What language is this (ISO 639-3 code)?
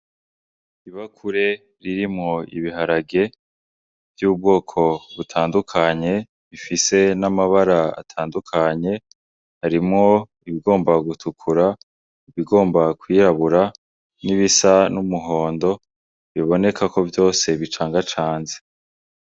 run